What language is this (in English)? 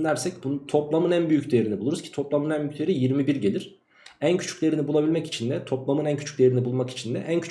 Turkish